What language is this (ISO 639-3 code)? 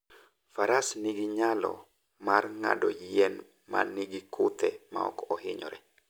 luo